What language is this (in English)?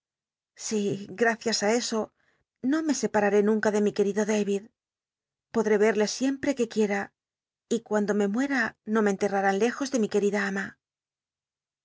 Spanish